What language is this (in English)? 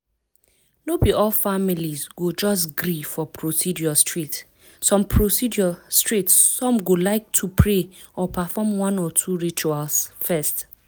Nigerian Pidgin